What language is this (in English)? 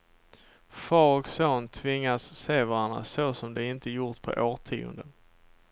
Swedish